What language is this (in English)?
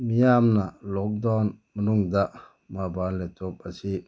Manipuri